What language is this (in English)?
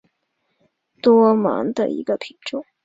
Chinese